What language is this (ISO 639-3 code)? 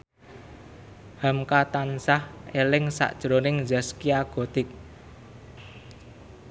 jav